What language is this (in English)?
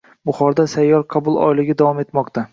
Uzbek